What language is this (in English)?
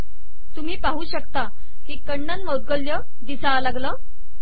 Marathi